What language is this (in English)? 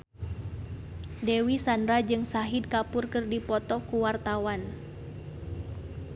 Sundanese